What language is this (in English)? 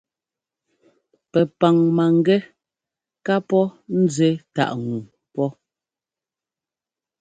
Ngomba